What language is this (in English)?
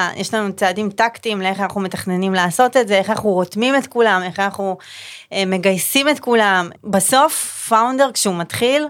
Hebrew